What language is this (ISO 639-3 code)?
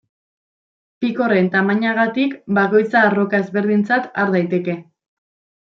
eus